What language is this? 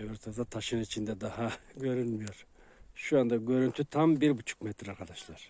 Turkish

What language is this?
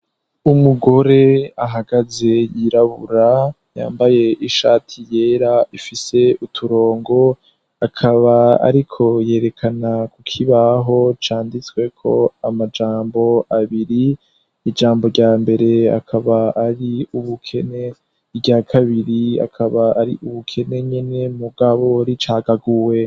Rundi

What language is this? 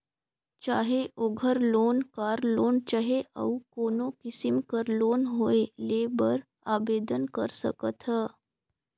Chhattisgarhi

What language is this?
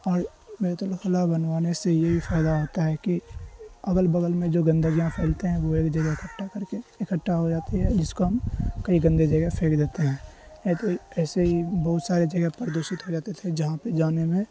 Urdu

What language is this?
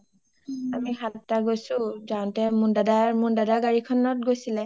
Assamese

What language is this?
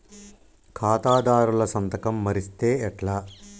Telugu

